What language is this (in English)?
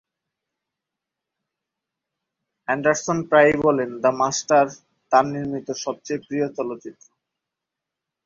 Bangla